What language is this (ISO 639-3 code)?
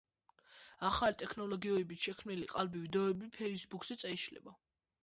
kat